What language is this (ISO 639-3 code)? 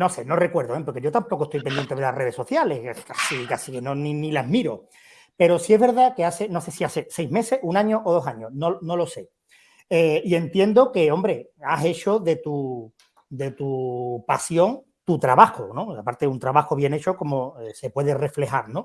spa